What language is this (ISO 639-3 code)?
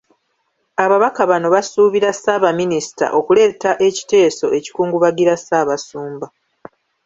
lug